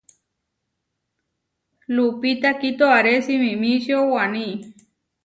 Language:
Huarijio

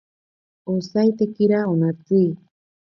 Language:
Ashéninka Perené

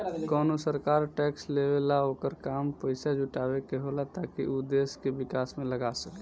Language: Bhojpuri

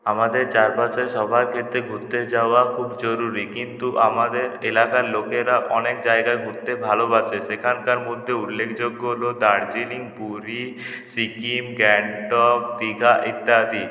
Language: Bangla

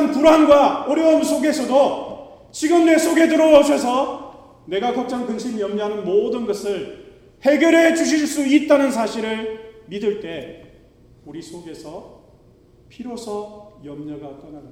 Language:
Korean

